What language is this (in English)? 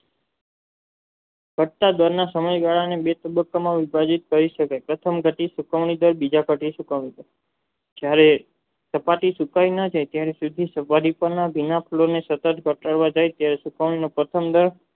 Gujarati